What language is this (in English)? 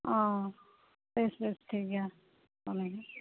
Santali